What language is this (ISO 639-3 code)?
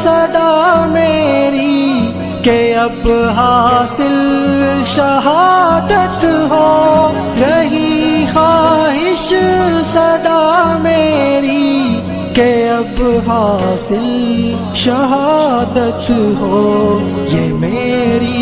nld